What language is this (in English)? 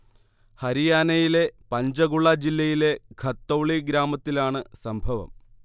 Malayalam